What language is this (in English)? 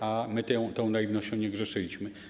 Polish